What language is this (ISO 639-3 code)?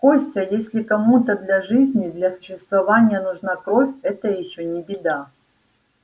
rus